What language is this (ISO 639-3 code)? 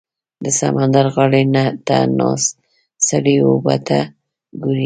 pus